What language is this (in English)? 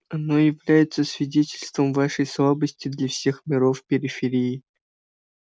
Russian